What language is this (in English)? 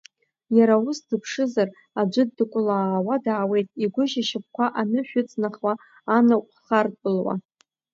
Abkhazian